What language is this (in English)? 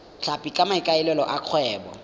Tswana